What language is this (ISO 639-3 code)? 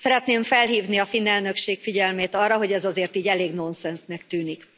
hun